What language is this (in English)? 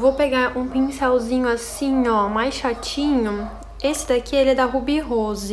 Portuguese